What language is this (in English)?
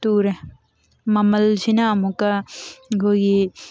Manipuri